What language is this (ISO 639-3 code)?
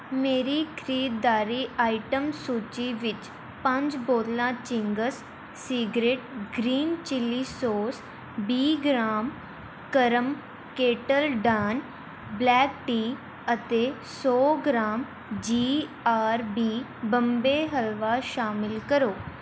pan